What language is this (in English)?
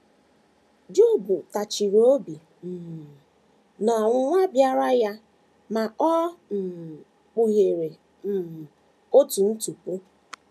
Igbo